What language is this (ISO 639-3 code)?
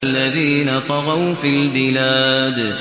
ara